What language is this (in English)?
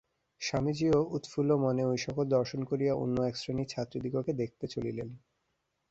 Bangla